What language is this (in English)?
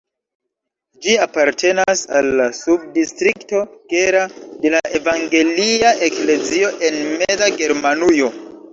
Esperanto